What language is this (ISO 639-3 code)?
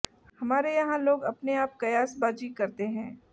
hin